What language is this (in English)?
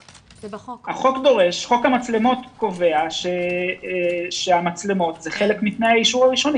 Hebrew